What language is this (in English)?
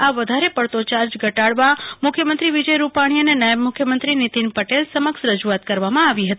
Gujarati